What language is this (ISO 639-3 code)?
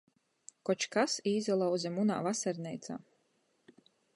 ltg